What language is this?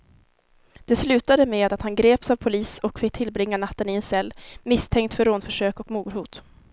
Swedish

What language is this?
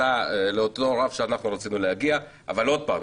Hebrew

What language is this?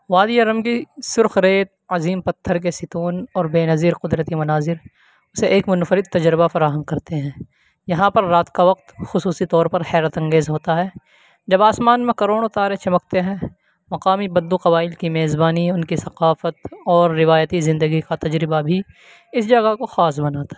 Urdu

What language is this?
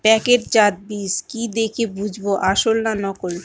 Bangla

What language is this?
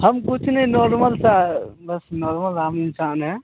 Hindi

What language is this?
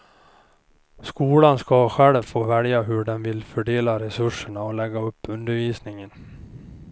Swedish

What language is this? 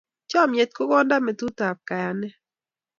Kalenjin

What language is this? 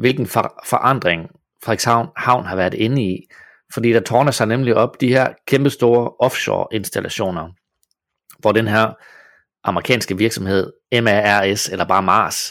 Danish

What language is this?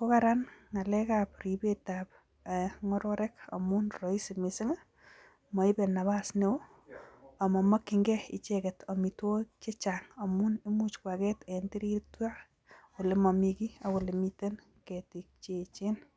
Kalenjin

